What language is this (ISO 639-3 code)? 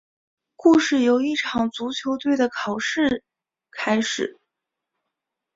zho